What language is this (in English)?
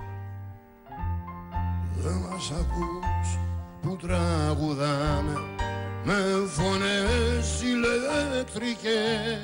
Greek